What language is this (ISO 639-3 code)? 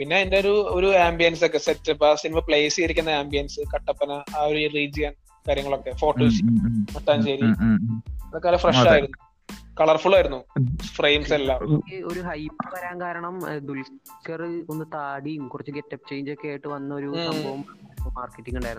mal